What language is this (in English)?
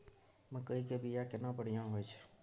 Maithili